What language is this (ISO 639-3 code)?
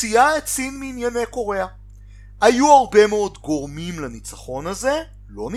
heb